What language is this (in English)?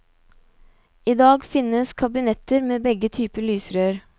Norwegian